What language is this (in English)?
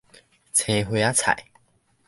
Min Nan Chinese